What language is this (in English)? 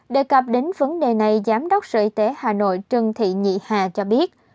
Vietnamese